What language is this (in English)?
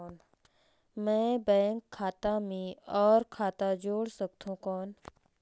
Chhattisgarhi